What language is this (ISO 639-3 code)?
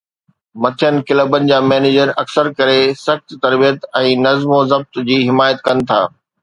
snd